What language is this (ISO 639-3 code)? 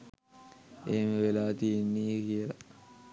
sin